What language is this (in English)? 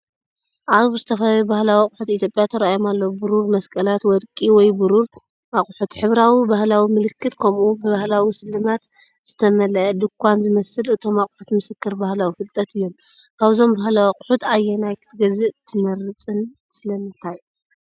Tigrinya